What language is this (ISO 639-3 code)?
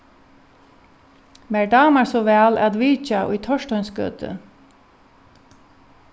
fao